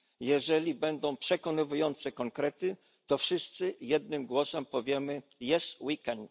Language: Polish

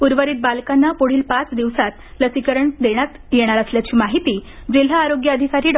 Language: Marathi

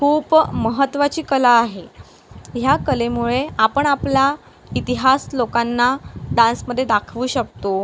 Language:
Marathi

